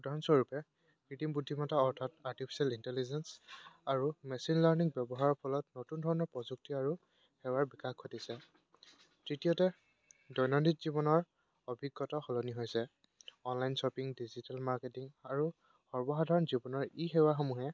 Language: Assamese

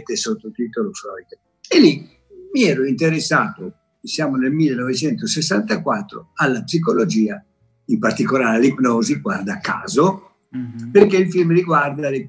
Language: Italian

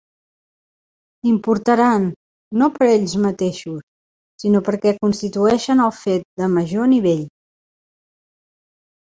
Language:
Catalan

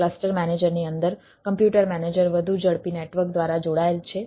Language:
Gujarati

